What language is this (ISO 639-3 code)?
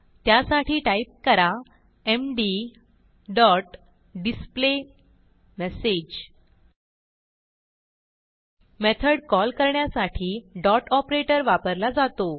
mar